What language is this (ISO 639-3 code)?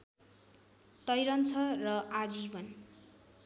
nep